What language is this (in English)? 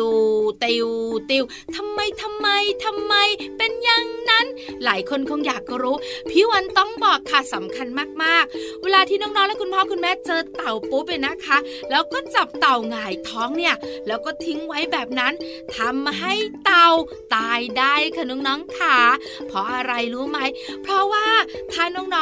Thai